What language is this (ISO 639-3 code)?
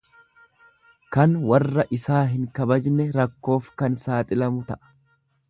orm